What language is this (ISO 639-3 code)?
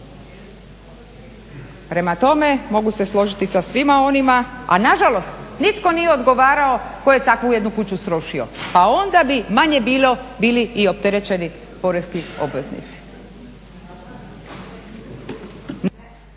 hrv